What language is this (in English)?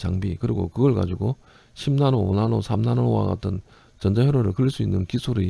Korean